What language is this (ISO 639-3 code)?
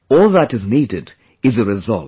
eng